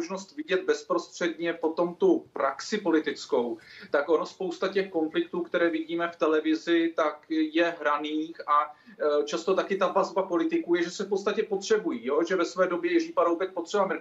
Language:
Czech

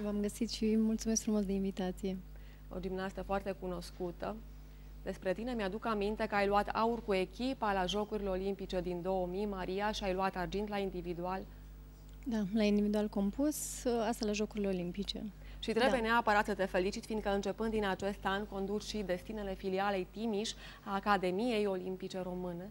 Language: Romanian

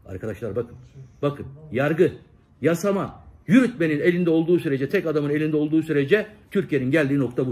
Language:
Turkish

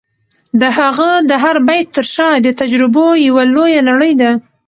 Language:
Pashto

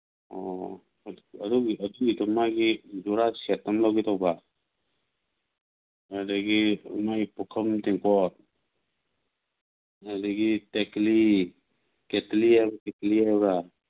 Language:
Manipuri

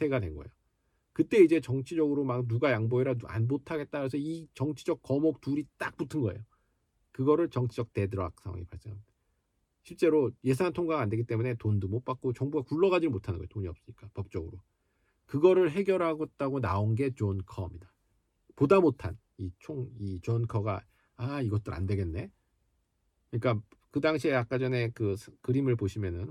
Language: Korean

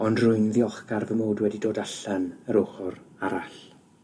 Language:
Welsh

